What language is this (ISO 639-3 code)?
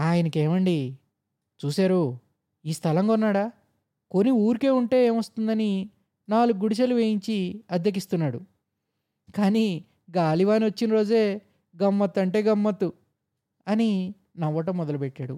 tel